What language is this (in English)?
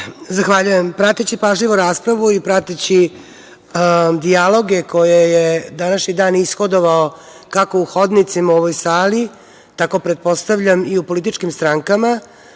Serbian